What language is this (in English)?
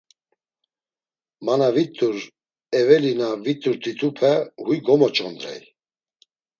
Laz